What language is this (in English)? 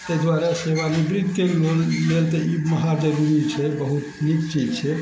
Maithili